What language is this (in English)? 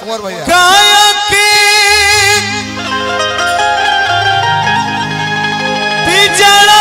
Hindi